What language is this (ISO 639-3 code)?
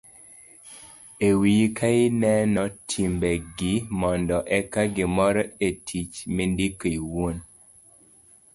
luo